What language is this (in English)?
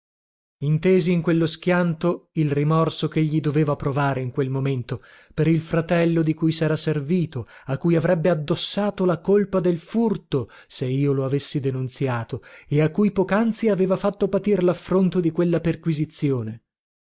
Italian